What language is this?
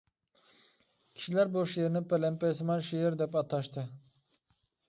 Uyghur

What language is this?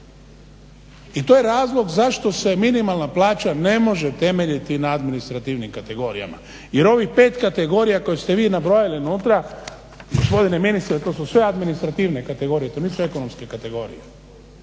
Croatian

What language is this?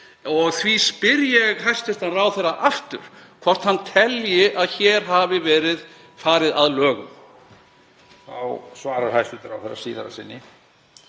Icelandic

